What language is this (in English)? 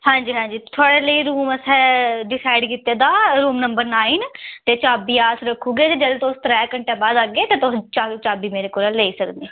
Dogri